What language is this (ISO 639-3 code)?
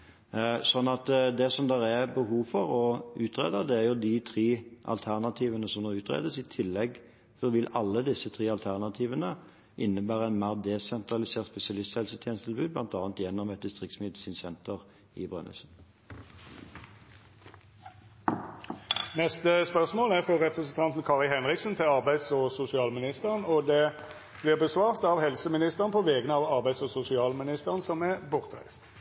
nor